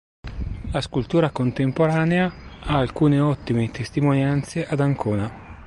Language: Italian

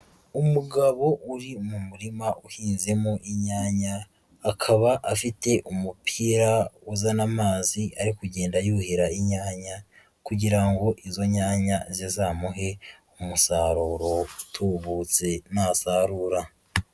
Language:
Kinyarwanda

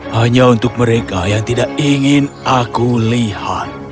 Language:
Indonesian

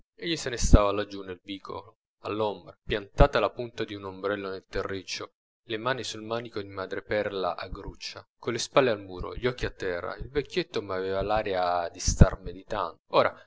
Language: Italian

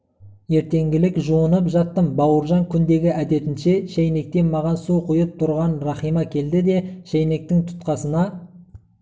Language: Kazakh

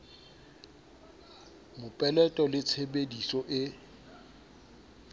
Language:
Southern Sotho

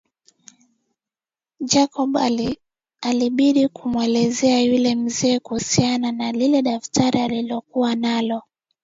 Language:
Swahili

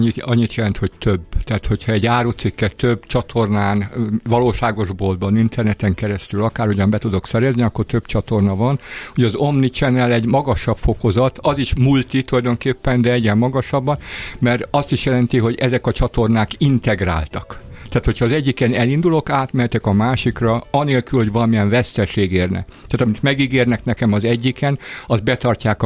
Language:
Hungarian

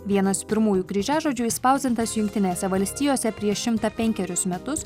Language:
Lithuanian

